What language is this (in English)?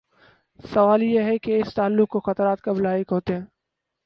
Urdu